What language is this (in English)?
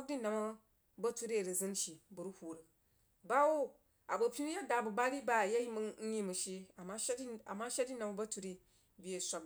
Jiba